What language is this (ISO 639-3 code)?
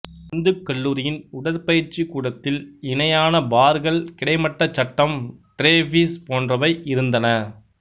tam